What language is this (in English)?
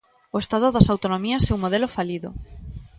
Galician